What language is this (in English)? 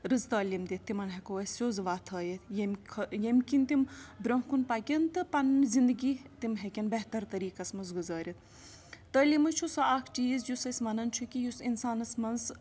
Kashmiri